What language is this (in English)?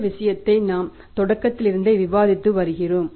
Tamil